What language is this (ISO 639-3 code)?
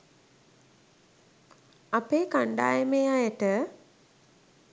sin